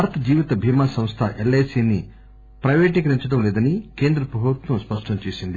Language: Telugu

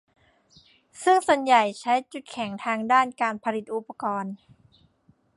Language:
Thai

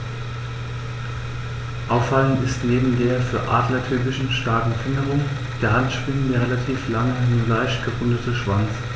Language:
German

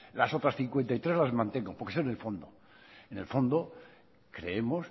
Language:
Spanish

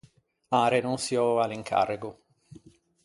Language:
Ligurian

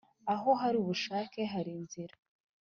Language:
Kinyarwanda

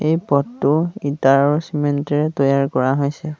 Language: Assamese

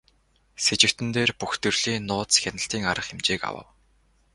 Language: Mongolian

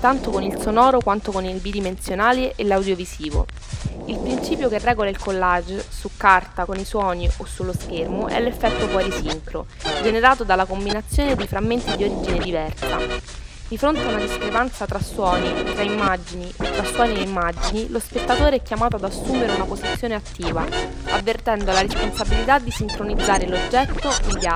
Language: Italian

